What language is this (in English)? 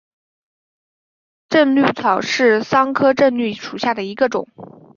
Chinese